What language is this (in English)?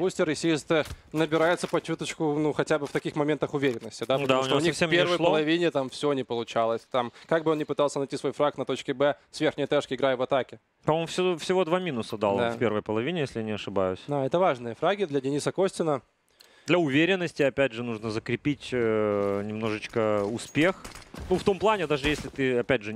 Russian